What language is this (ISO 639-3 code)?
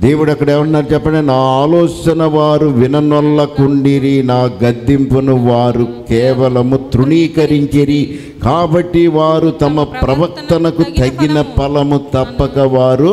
tel